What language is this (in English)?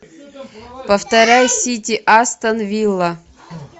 Russian